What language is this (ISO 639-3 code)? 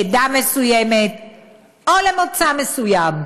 heb